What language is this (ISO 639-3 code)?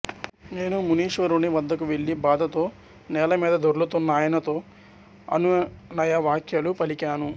tel